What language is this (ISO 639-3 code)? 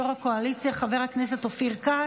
heb